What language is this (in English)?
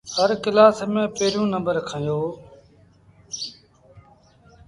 Sindhi Bhil